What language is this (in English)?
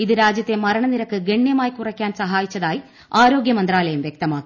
Malayalam